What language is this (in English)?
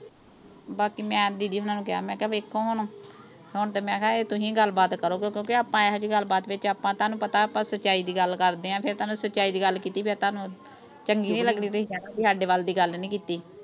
Punjabi